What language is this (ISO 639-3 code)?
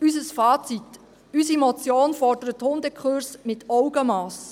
gsw